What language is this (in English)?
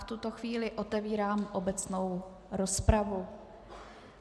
Czech